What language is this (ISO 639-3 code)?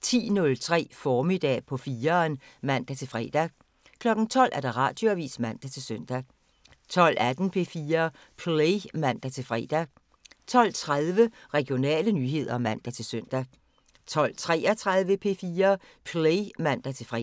dan